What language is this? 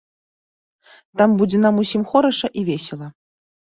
Belarusian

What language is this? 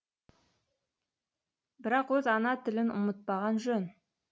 Kazakh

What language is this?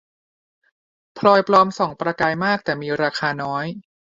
Thai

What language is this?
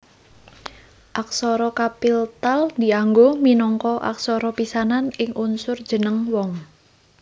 Javanese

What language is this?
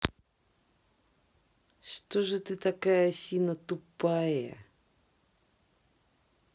Russian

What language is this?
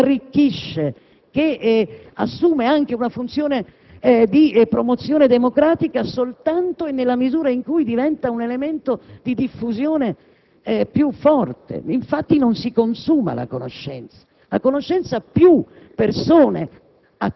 Italian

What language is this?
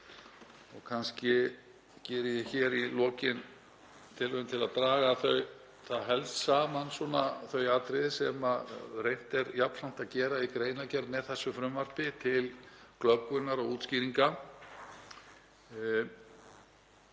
Icelandic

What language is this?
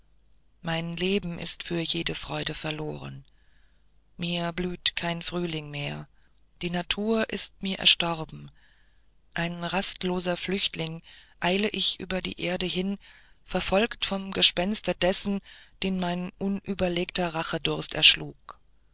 German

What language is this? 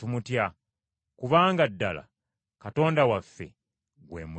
Ganda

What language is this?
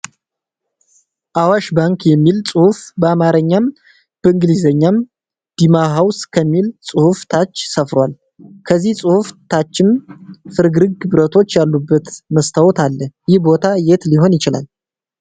Amharic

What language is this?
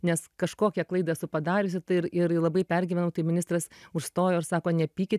Lithuanian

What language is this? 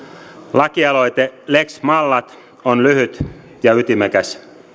Finnish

